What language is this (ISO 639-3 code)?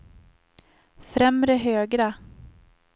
swe